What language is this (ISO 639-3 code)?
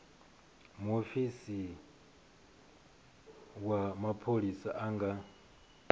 ven